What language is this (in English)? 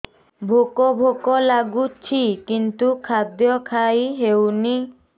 Odia